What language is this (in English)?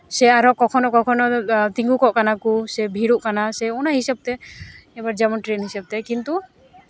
Santali